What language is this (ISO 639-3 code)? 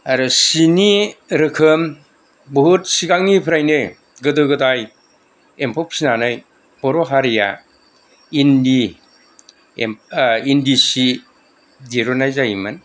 brx